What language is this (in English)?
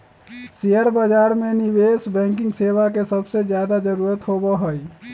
Magahi